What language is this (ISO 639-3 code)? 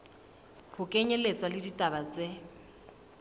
sot